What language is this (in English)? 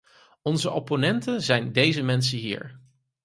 Dutch